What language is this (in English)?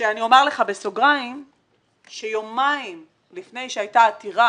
Hebrew